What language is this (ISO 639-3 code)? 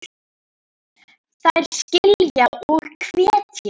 isl